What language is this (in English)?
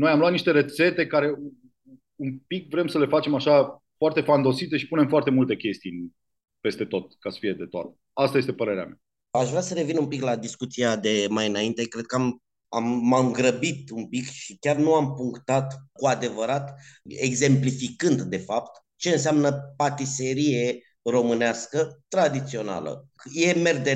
Romanian